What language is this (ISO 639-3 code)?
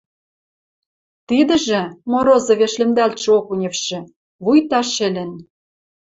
mrj